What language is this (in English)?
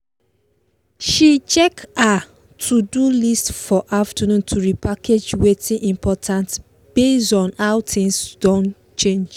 Nigerian Pidgin